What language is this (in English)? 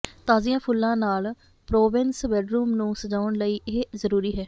Punjabi